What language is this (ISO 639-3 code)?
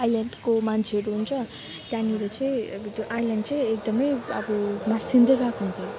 nep